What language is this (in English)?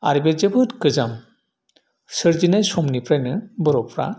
Bodo